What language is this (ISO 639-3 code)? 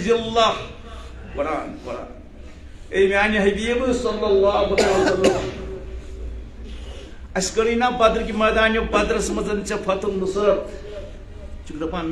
ron